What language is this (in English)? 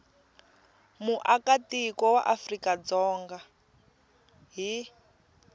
Tsonga